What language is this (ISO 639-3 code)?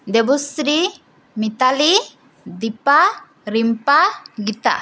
ben